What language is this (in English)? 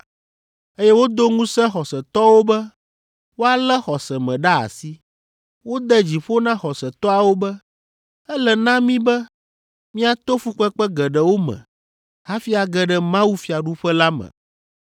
Ewe